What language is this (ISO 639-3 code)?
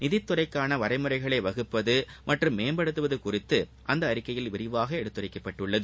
tam